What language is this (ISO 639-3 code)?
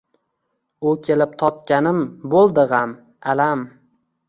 uzb